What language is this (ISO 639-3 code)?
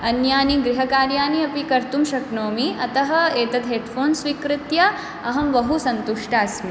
san